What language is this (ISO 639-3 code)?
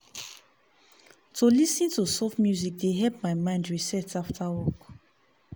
pcm